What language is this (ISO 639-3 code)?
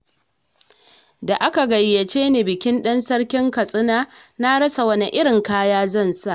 hau